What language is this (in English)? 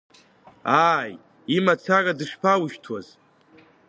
Abkhazian